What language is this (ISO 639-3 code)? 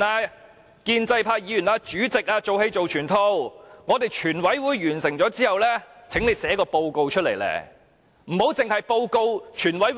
yue